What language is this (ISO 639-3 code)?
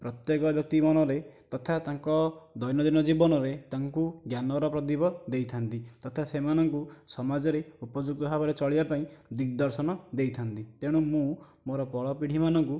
ori